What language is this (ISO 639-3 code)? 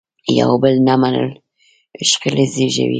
pus